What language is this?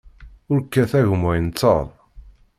Kabyle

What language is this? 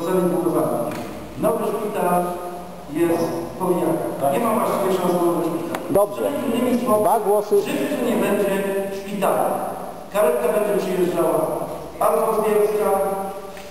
Polish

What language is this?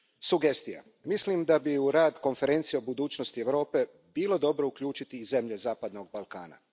Croatian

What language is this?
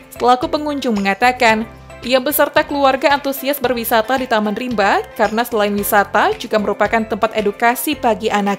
Indonesian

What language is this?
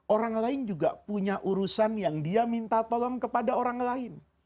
Indonesian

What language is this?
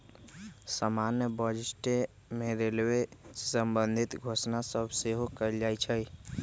Magahi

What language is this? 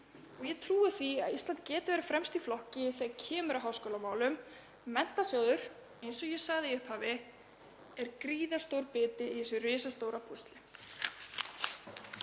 Icelandic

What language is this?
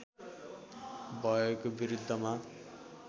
Nepali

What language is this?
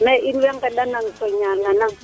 Serer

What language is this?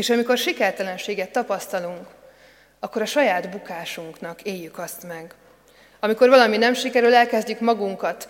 Hungarian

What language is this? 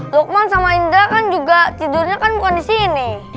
Indonesian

